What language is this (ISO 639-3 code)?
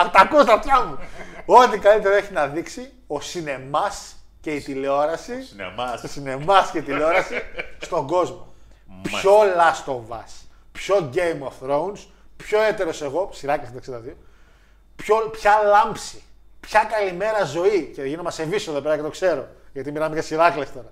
ell